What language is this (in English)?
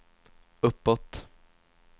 Swedish